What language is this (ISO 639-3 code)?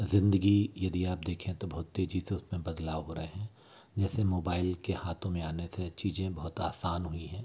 hin